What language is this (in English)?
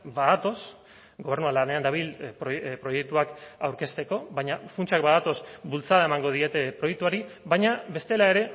Basque